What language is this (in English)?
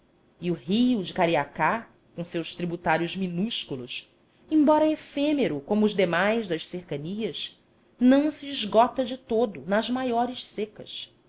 Portuguese